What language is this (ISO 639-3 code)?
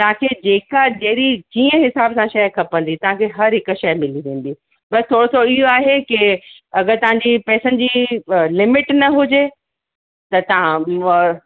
snd